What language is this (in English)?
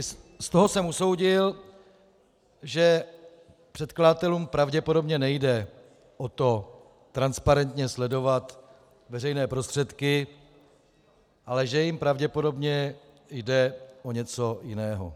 Czech